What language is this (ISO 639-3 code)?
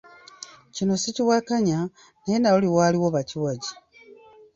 lug